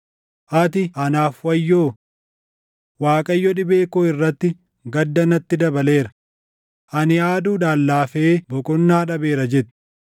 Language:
Oromo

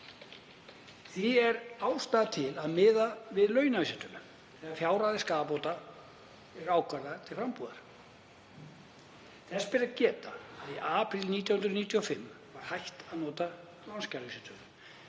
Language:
Icelandic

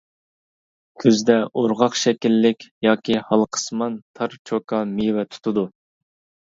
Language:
Uyghur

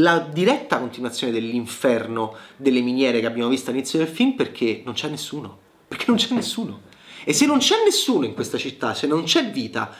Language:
Italian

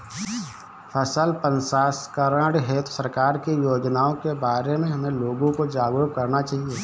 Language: Hindi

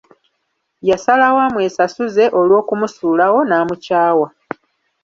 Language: Ganda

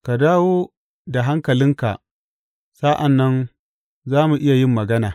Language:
Hausa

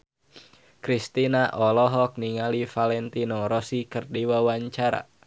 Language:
Sundanese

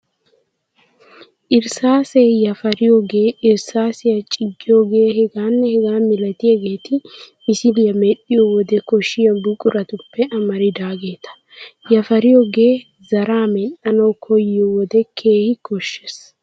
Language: Wolaytta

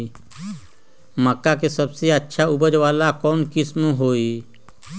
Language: Magahi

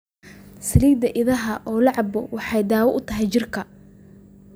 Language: Somali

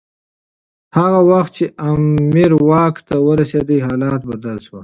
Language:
Pashto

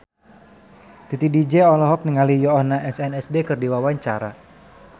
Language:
Sundanese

